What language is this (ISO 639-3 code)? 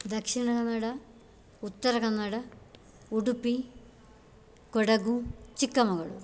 san